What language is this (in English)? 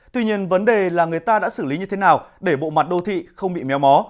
Vietnamese